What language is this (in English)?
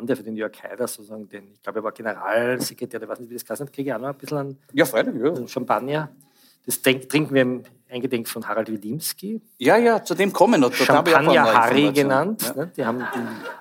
German